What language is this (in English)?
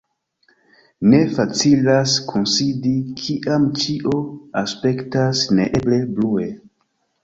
Esperanto